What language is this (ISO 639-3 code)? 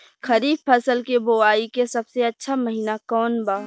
bho